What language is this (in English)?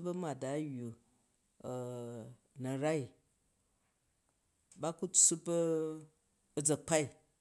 Jju